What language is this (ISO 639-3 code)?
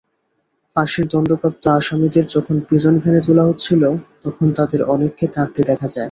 ben